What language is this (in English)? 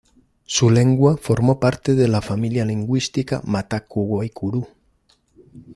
Spanish